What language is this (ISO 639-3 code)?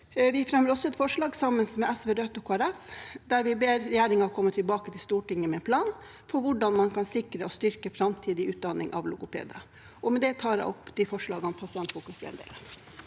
nor